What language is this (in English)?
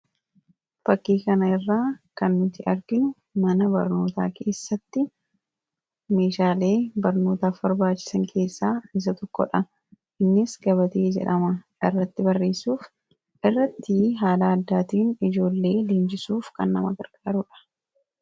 Oromo